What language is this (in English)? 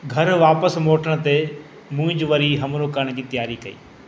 Sindhi